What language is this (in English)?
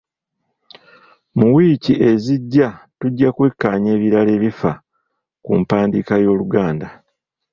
Ganda